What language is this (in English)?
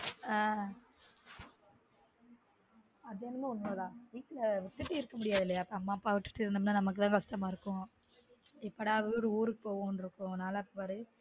Tamil